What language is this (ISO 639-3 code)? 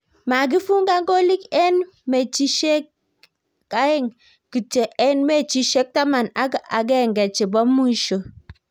kln